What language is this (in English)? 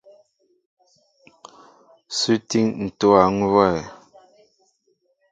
Mbo (Cameroon)